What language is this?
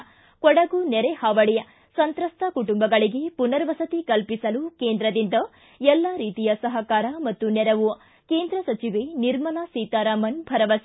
Kannada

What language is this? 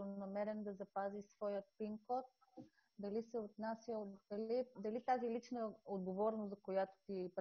Bulgarian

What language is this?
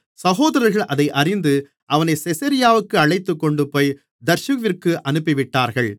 Tamil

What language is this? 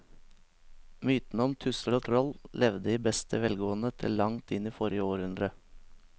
Norwegian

